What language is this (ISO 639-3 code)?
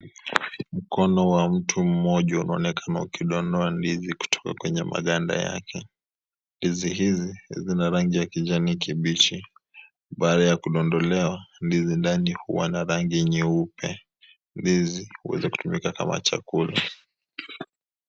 swa